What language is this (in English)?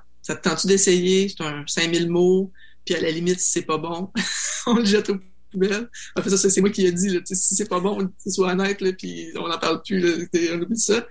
French